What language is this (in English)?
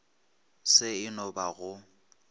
Northern Sotho